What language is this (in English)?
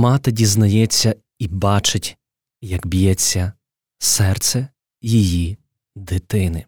Ukrainian